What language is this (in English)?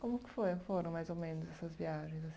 Portuguese